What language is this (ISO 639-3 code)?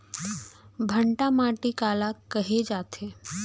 hne